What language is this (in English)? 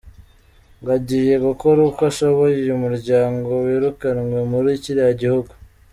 Kinyarwanda